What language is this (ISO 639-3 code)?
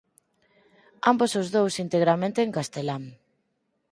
glg